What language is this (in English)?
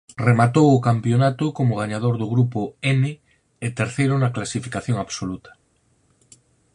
Galician